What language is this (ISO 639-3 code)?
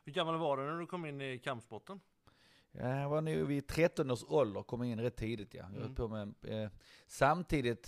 swe